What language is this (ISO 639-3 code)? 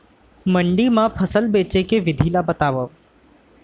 hne